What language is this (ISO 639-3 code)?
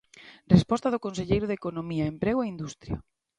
glg